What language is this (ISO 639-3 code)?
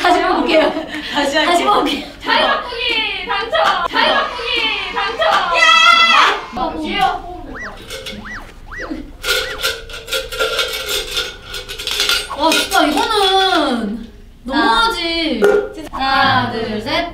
kor